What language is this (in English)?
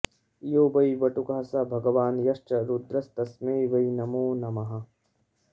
Sanskrit